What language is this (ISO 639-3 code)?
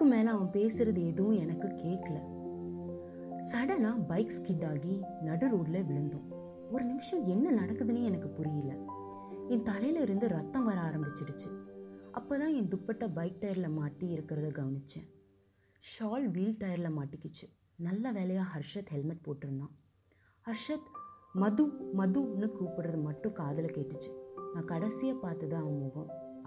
tam